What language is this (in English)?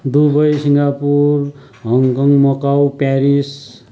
Nepali